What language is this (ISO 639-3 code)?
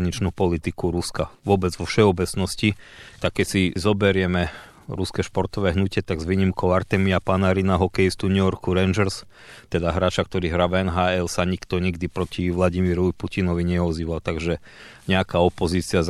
slk